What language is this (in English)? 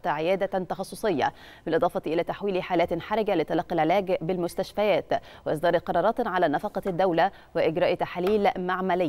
Arabic